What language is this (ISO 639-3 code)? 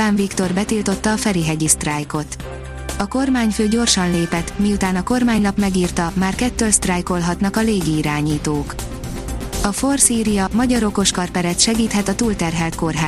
hun